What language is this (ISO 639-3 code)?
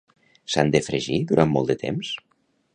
cat